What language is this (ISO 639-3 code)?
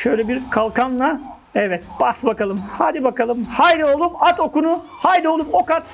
tur